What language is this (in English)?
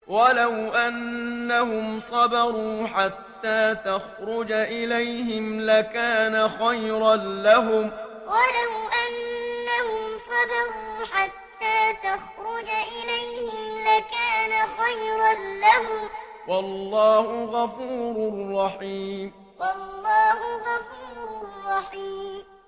Arabic